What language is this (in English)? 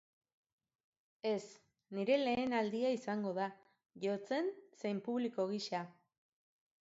Basque